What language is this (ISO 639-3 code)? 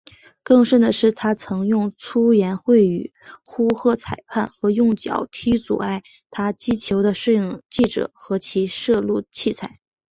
zho